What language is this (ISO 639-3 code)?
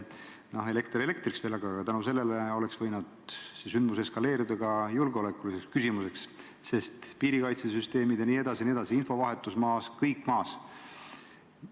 est